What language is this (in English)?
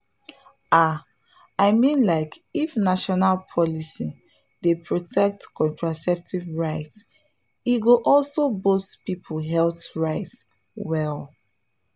Nigerian Pidgin